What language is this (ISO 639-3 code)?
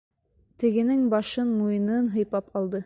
bak